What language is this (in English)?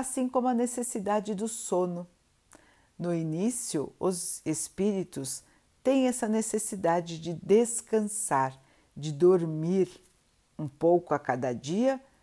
Portuguese